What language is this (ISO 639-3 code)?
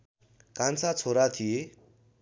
nep